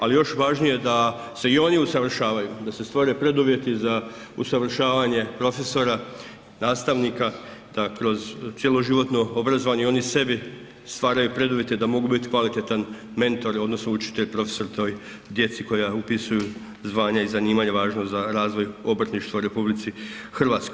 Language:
Croatian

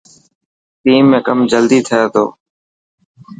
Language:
Dhatki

